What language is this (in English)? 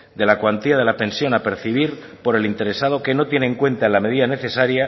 Spanish